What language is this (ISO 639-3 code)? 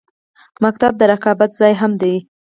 pus